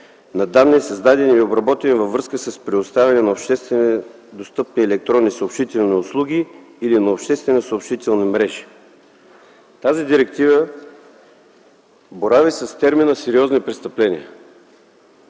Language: Bulgarian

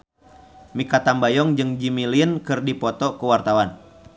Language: Sundanese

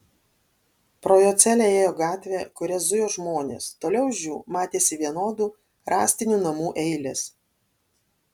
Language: Lithuanian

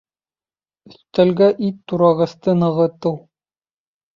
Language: Bashkir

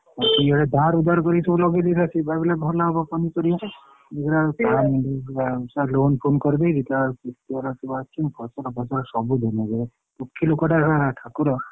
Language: Odia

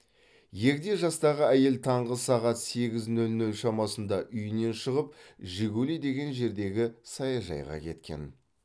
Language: Kazakh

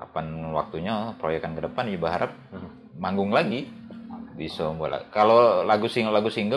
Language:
Indonesian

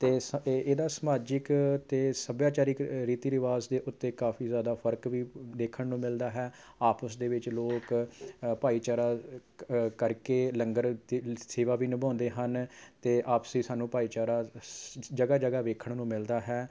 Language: Punjabi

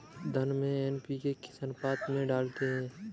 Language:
Hindi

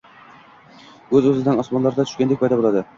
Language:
Uzbek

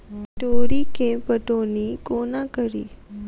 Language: Maithili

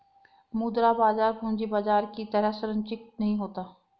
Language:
Hindi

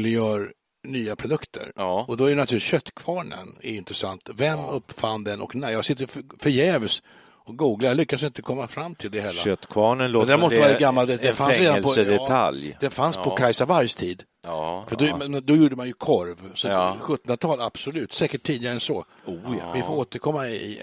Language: Swedish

